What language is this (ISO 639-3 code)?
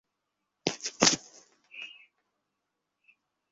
ben